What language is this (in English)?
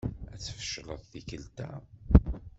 Kabyle